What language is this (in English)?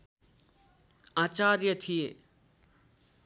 Nepali